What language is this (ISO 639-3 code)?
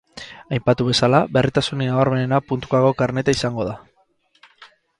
eus